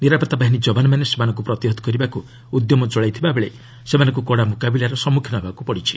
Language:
Odia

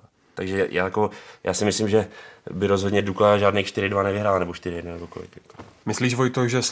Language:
Czech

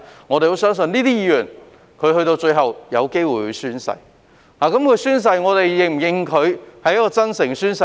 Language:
Cantonese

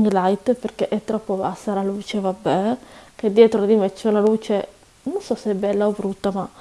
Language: Italian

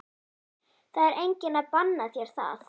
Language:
Icelandic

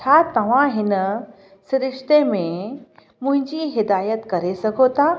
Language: Sindhi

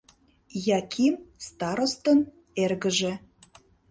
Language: Mari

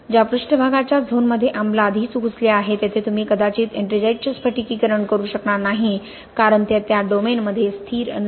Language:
Marathi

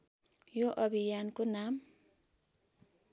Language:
Nepali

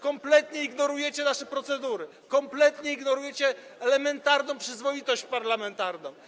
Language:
Polish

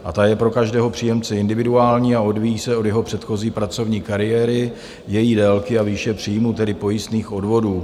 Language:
Czech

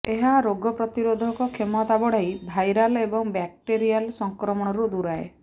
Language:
Odia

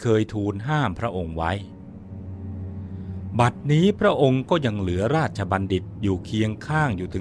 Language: Thai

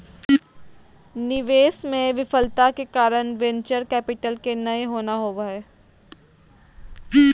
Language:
Magahi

